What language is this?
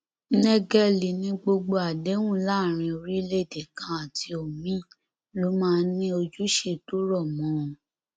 Yoruba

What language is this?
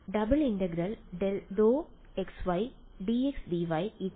Malayalam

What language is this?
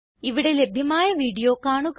Malayalam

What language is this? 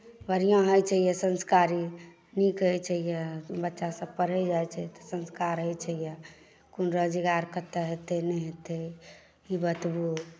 Maithili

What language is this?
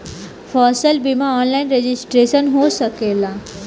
Bhojpuri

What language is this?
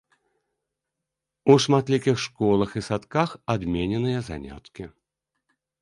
Belarusian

